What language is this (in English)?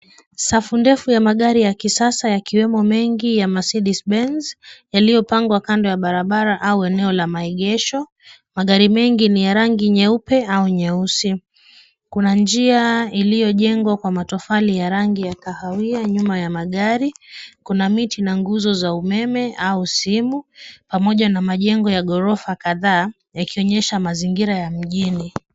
Swahili